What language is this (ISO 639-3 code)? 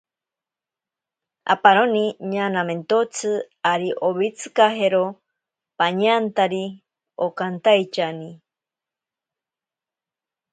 prq